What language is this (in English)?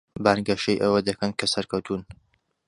Central Kurdish